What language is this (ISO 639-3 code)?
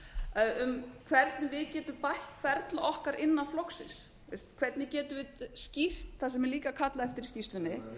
isl